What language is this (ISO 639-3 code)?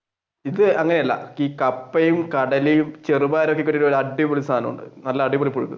mal